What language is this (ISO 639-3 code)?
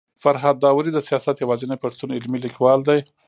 pus